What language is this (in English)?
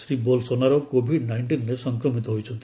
Odia